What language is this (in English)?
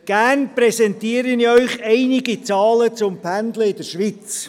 Swiss German